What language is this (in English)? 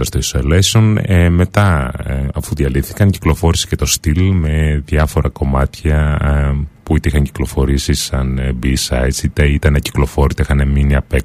Greek